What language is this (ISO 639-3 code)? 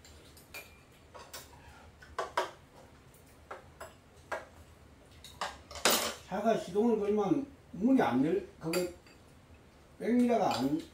kor